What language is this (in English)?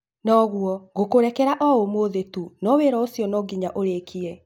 Kikuyu